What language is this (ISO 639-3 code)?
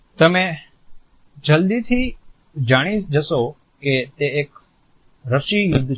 guj